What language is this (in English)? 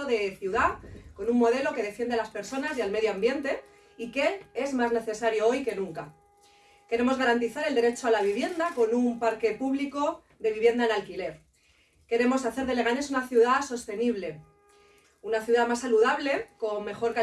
Spanish